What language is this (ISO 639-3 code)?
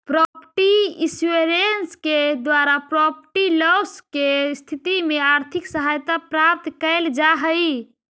mag